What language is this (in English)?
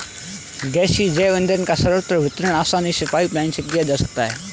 Hindi